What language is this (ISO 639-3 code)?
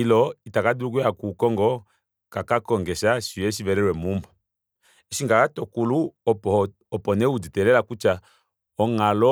kua